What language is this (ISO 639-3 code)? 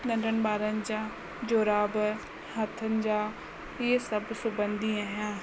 snd